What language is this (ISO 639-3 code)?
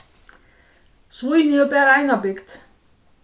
fao